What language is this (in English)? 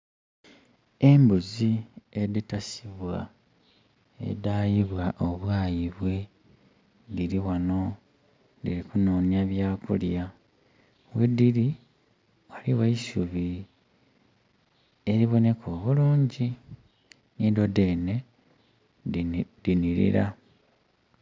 Soga